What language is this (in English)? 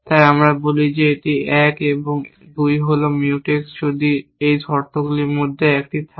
Bangla